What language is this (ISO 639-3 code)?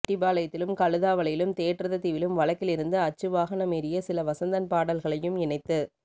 tam